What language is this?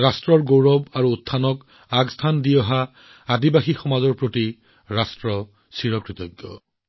Assamese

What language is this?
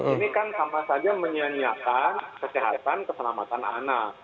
Indonesian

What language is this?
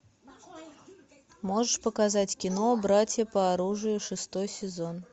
Russian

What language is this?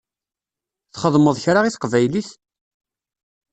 Kabyle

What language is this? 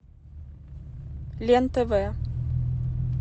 Russian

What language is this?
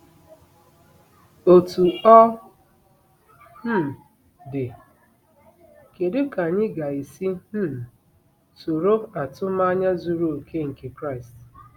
Igbo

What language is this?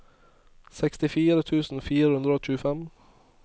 Norwegian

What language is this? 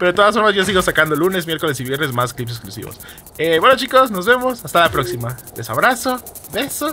Spanish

